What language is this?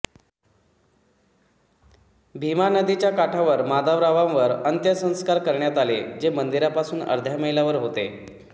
Marathi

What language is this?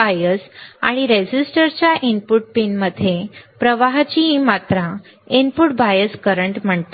Marathi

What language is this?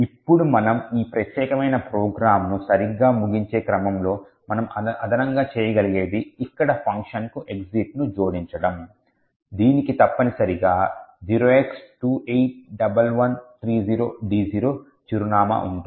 Telugu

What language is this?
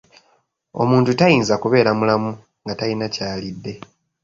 Ganda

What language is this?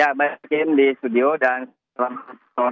Indonesian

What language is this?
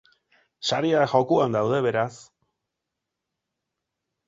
Basque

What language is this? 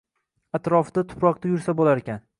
Uzbek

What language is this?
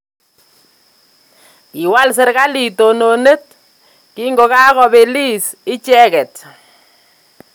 Kalenjin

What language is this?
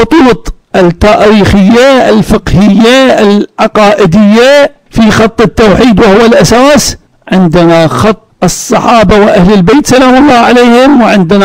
Arabic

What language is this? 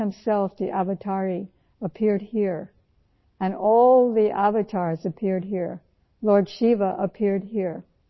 Urdu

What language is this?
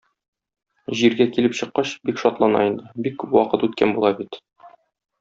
Tatar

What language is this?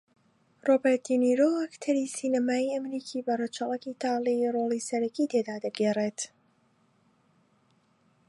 Central Kurdish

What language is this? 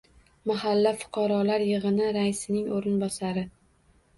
Uzbek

